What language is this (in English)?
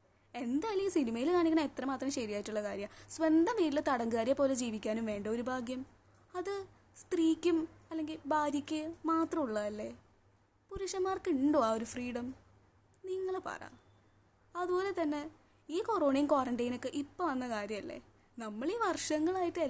Malayalam